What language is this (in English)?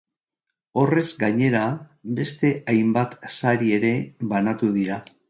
Basque